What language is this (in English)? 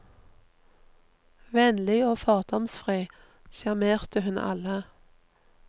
Norwegian